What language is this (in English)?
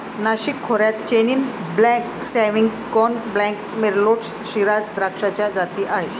Marathi